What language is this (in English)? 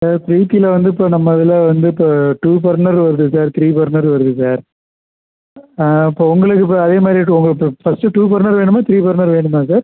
Tamil